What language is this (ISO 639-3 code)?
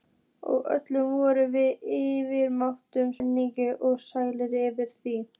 isl